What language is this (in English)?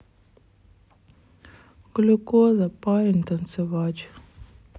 Russian